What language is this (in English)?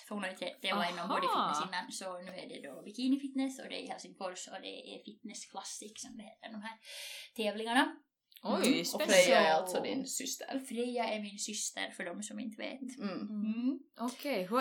Swedish